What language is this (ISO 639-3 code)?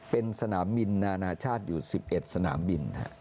tha